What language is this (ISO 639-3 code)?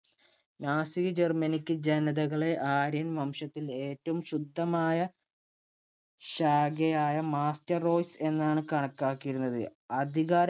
mal